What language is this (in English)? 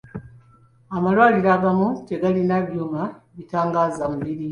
Ganda